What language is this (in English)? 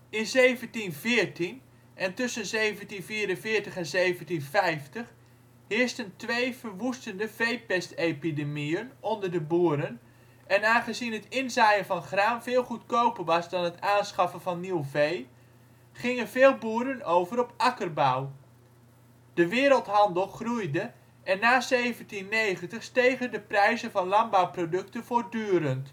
Dutch